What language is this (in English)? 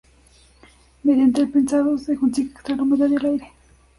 Spanish